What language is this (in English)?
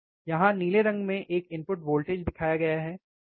Hindi